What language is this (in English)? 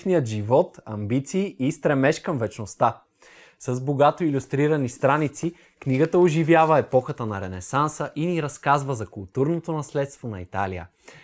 Bulgarian